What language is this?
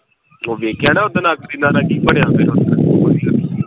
Punjabi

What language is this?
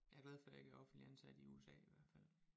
Danish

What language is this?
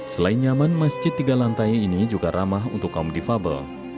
Indonesian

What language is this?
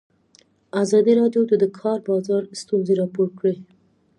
Pashto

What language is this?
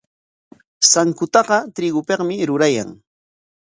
Corongo Ancash Quechua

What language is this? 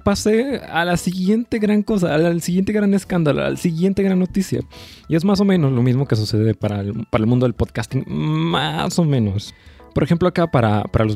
Spanish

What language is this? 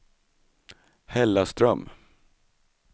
Swedish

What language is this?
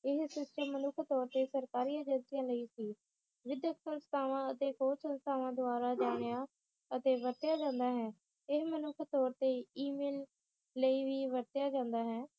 Punjabi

